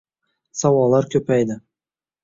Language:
Uzbek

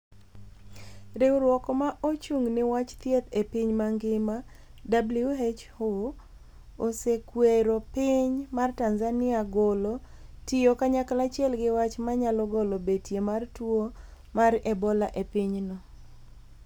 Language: Luo (Kenya and Tanzania)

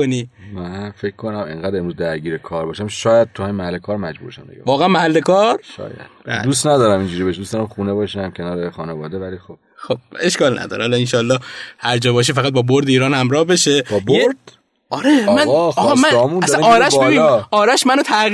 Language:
Persian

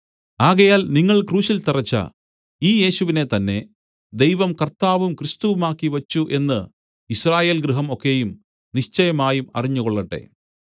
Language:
Malayalam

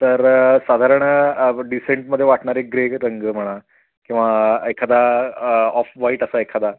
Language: Marathi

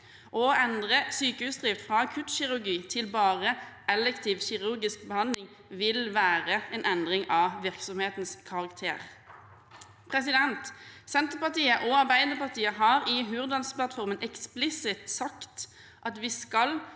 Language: Norwegian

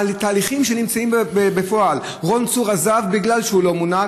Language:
Hebrew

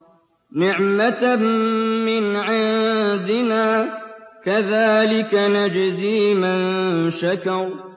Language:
Arabic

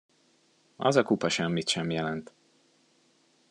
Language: Hungarian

